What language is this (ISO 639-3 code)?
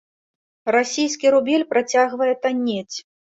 bel